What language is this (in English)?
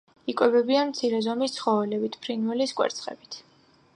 Georgian